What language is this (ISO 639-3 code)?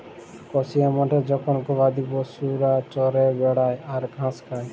ben